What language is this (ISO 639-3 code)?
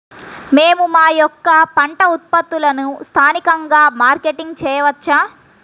tel